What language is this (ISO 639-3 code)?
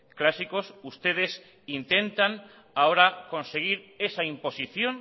spa